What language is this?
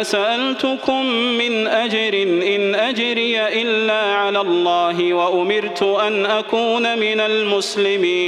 Arabic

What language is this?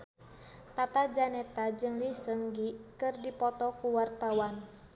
Sundanese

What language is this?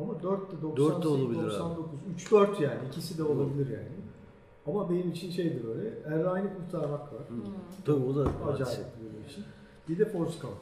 Turkish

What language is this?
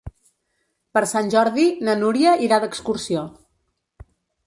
Catalan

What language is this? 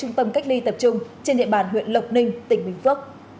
Vietnamese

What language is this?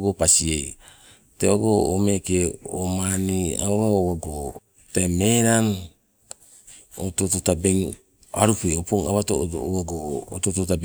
Sibe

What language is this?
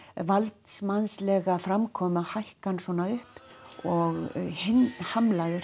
Icelandic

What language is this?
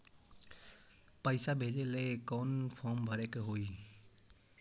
Magahi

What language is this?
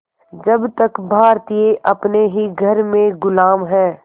Hindi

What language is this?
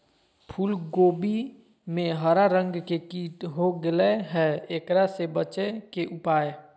Magahi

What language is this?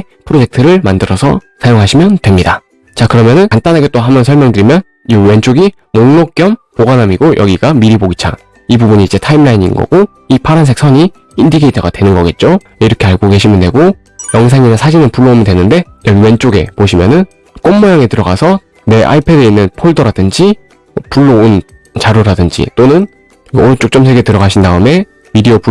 Korean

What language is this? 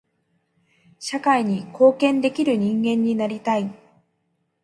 Japanese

